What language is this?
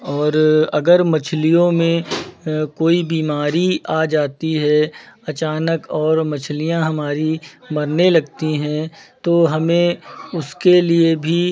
Hindi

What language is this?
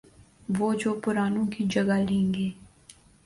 Urdu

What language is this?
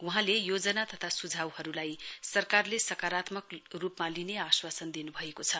Nepali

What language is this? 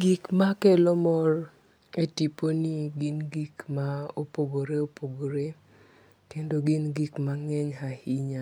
Luo (Kenya and Tanzania)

